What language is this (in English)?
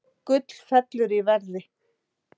Icelandic